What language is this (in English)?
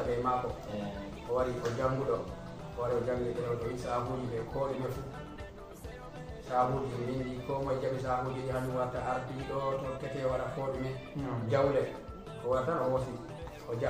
Arabic